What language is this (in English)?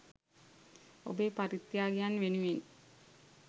Sinhala